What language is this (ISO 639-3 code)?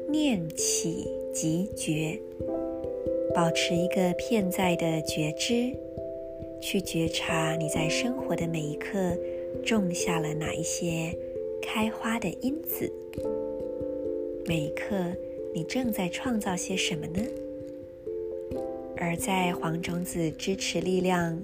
zho